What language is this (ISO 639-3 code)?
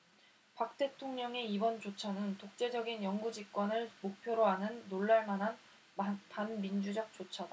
kor